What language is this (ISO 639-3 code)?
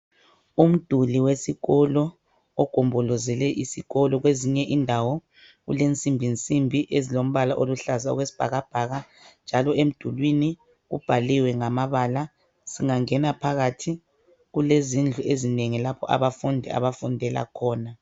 nde